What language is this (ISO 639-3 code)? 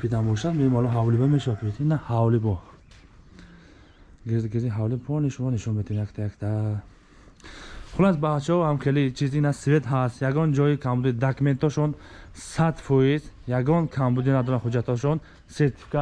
tur